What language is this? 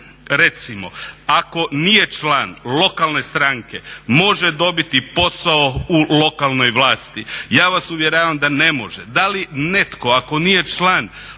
Croatian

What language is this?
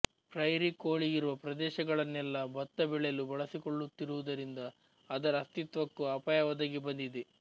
Kannada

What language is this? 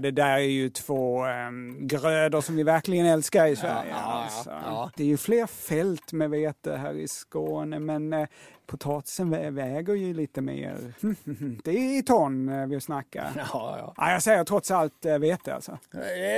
Swedish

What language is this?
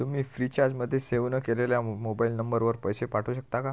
Marathi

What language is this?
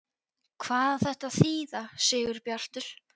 Icelandic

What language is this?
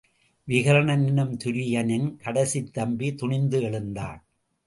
Tamil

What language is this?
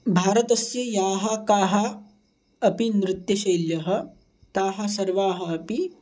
Sanskrit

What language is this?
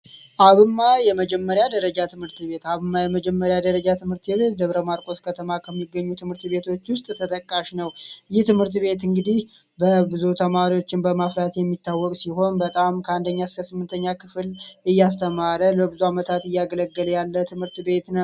Amharic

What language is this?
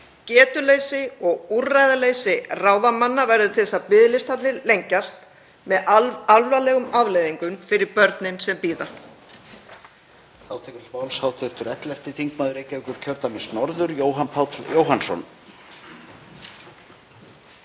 Icelandic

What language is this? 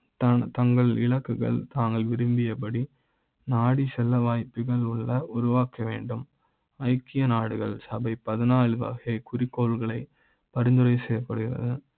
Tamil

